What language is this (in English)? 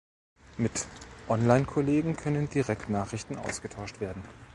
German